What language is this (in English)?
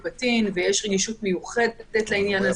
Hebrew